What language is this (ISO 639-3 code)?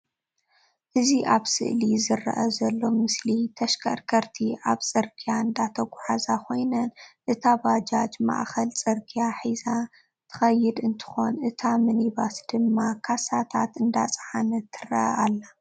tir